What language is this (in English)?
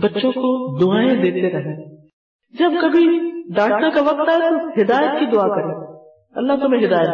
Urdu